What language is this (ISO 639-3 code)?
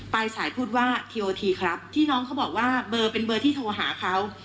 tha